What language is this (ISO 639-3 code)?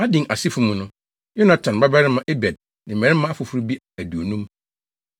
aka